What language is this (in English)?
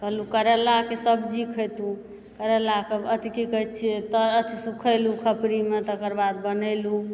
Maithili